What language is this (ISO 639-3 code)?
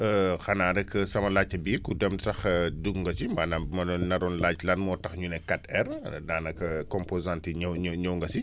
wol